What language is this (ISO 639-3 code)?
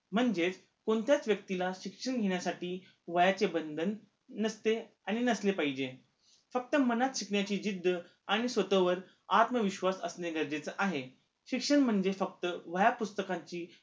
mar